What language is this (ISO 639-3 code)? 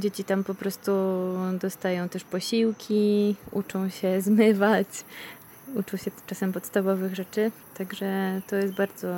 pol